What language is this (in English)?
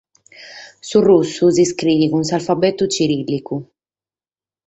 Sardinian